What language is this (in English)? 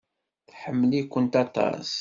Kabyle